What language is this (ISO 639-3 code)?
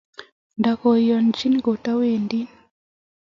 kln